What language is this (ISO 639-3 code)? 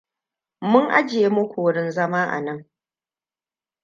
hau